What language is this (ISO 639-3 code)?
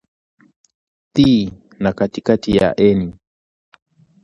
swa